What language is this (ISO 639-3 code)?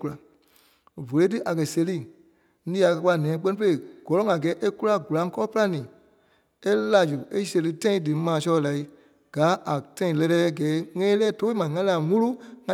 kpe